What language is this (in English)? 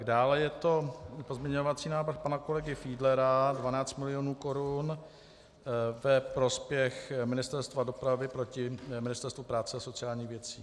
Czech